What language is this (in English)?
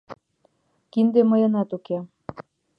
Mari